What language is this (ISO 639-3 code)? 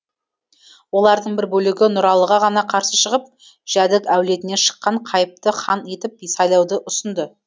kaz